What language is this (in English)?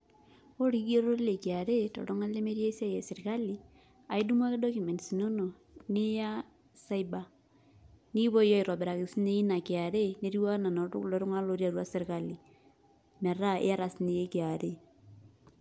Masai